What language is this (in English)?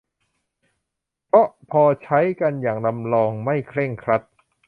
Thai